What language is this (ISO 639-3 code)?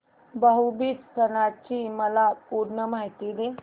mar